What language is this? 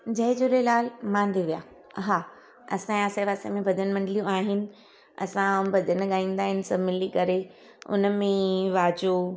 Sindhi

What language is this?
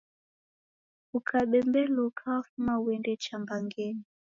Taita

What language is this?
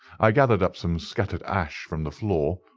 English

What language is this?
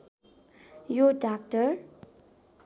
Nepali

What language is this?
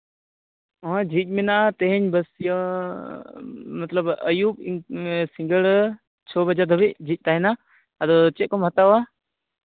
Santali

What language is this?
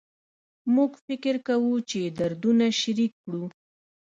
Pashto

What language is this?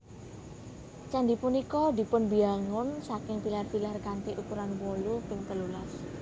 Javanese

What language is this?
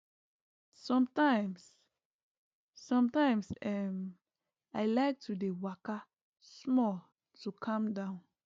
Nigerian Pidgin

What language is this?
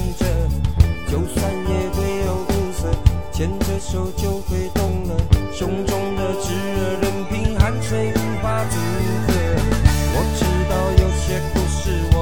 Chinese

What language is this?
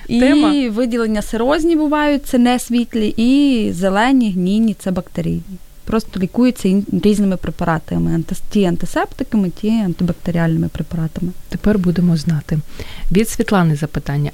Ukrainian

